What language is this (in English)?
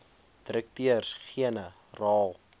Afrikaans